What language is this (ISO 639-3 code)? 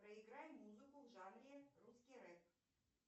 rus